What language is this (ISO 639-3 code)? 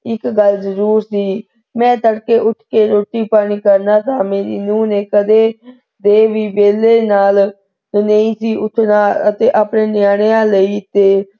pan